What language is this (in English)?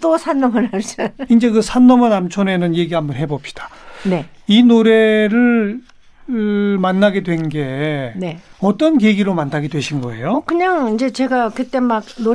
Korean